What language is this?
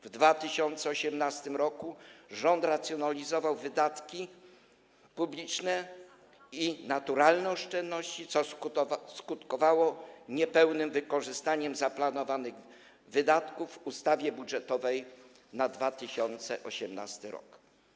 Polish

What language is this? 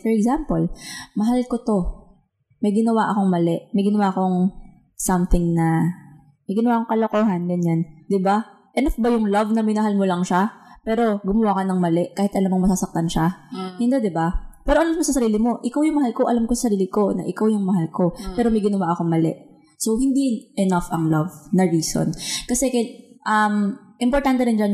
Filipino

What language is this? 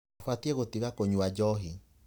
Kikuyu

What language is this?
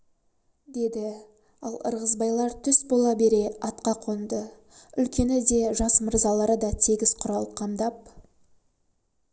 Kazakh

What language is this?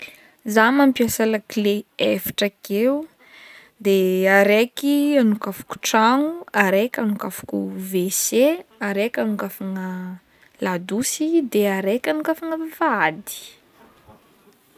Northern Betsimisaraka Malagasy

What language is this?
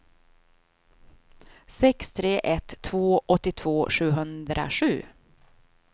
Swedish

